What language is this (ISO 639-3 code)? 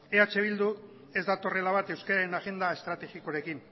eus